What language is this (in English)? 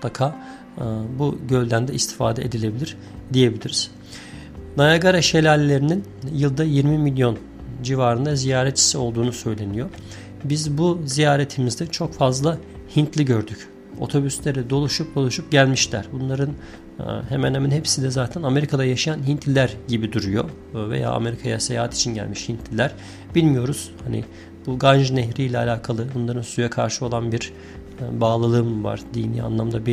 Turkish